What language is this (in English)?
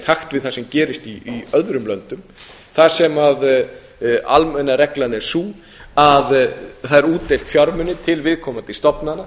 Icelandic